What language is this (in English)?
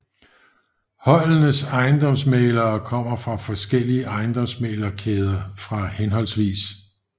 Danish